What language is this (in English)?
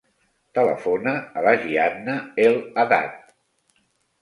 Catalan